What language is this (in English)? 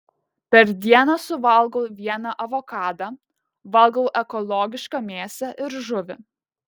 Lithuanian